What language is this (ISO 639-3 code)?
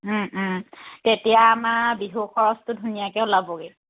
asm